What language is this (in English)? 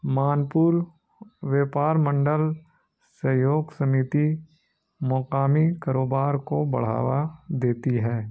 Urdu